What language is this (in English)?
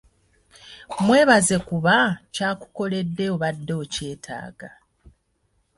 Ganda